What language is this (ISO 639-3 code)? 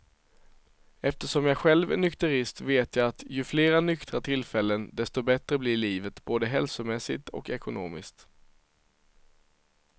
swe